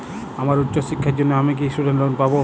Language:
Bangla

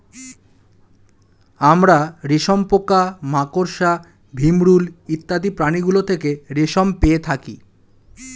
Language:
Bangla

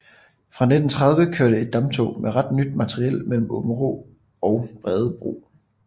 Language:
Danish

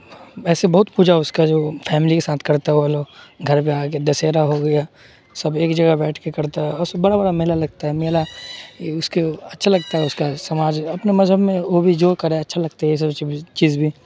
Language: Urdu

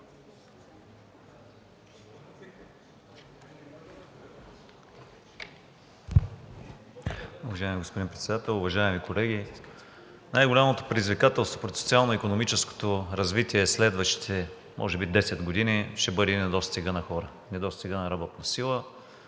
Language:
Bulgarian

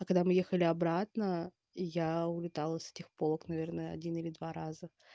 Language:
Russian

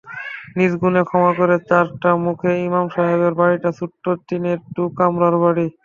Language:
Bangla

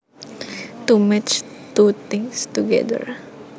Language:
Javanese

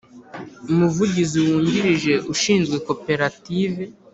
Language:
Kinyarwanda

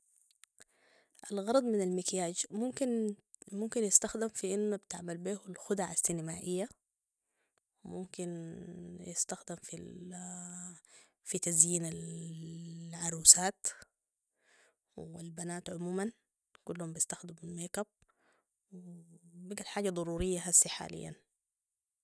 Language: Sudanese Arabic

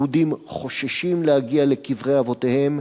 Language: Hebrew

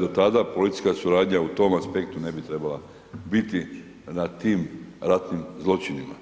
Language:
Croatian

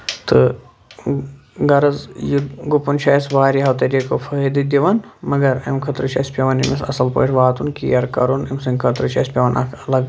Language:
Kashmiri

